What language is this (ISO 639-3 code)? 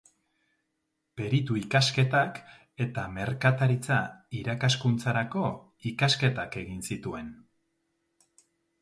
eus